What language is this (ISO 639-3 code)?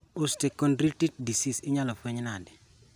luo